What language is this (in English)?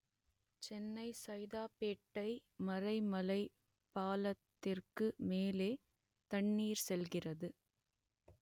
Tamil